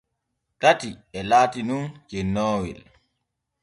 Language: Borgu Fulfulde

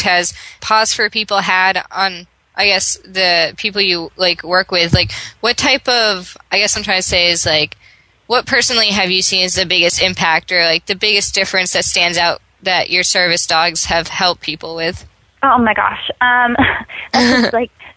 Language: English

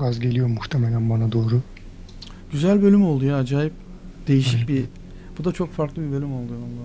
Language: Turkish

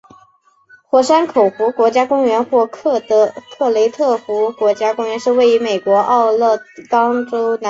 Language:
Chinese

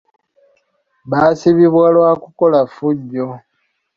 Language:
Ganda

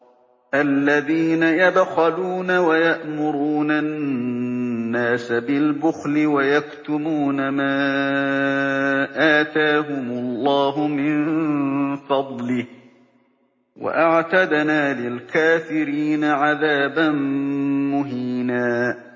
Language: Arabic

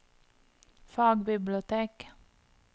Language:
Norwegian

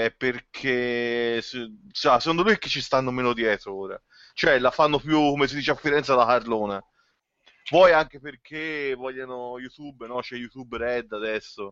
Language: Italian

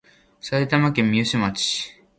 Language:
Japanese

